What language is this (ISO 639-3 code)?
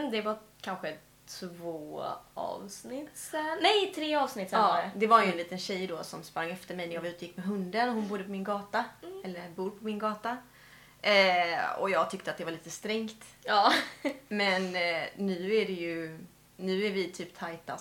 swe